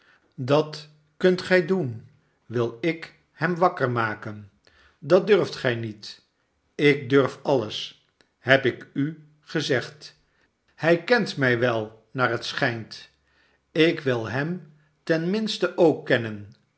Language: Dutch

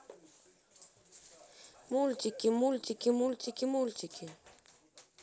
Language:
Russian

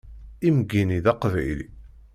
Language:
Kabyle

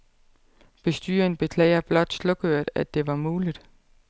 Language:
Danish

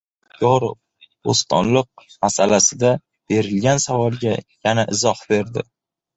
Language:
Uzbek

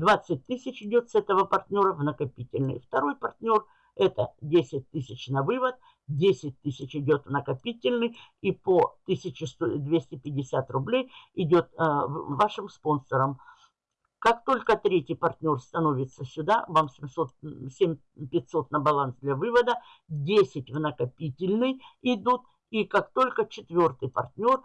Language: Russian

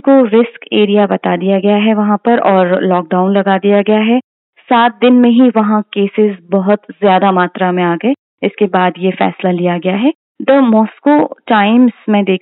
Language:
Hindi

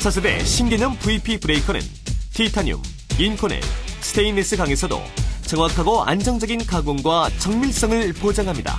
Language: Korean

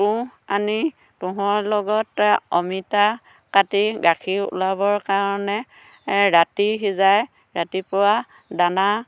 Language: Assamese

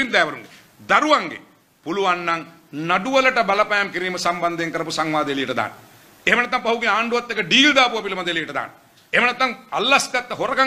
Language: French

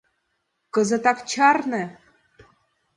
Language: Mari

